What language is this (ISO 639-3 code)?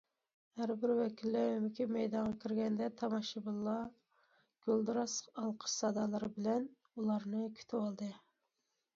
uig